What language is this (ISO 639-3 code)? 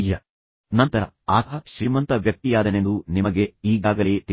kan